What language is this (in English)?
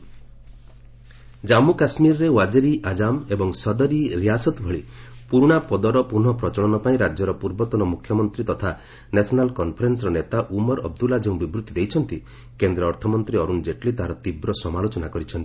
Odia